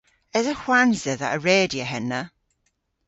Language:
Cornish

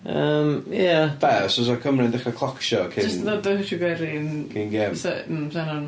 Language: Welsh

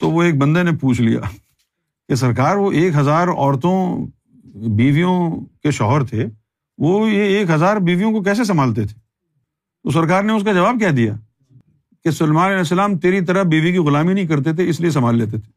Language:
Urdu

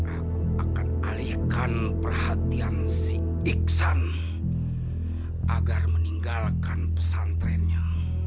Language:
Indonesian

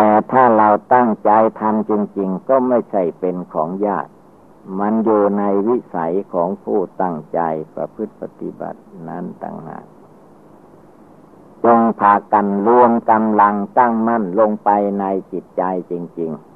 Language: Thai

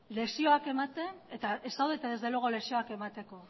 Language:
Basque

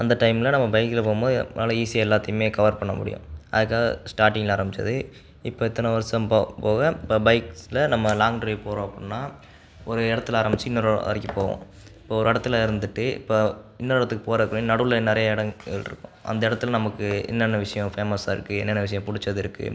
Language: Tamil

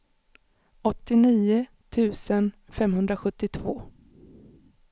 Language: Swedish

